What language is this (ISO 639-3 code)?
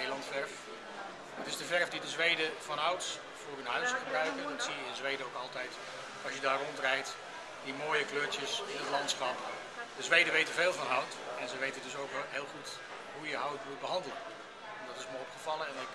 nld